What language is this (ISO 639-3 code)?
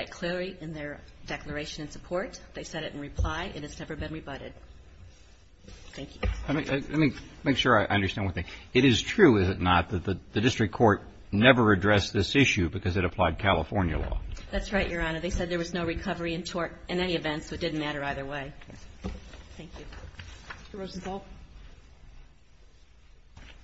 eng